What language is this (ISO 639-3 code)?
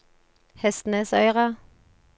nor